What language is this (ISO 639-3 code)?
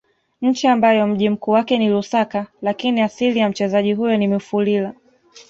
swa